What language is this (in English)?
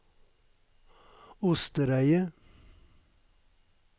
Norwegian